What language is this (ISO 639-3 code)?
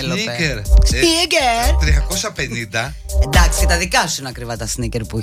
ell